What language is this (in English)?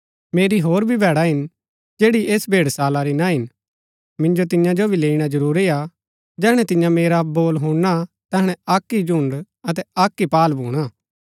Gaddi